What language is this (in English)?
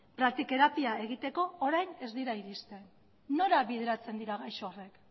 Basque